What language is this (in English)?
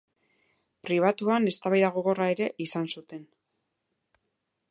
Basque